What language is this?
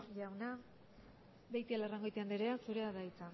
Basque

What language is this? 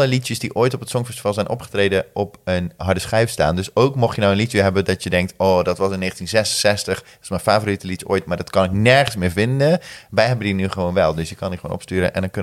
Dutch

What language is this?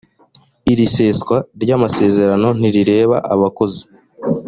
Kinyarwanda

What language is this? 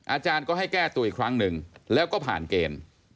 Thai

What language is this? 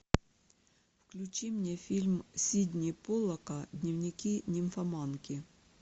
Russian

